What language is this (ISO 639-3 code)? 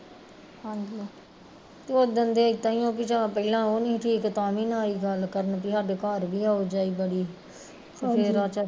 pan